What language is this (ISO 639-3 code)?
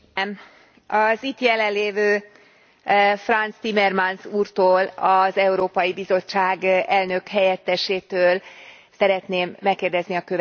hun